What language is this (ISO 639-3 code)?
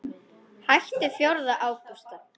isl